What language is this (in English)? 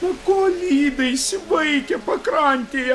Lithuanian